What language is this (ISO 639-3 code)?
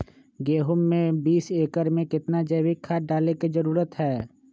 mag